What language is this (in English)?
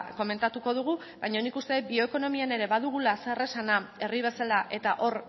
Basque